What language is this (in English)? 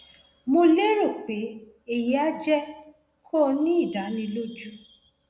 Yoruba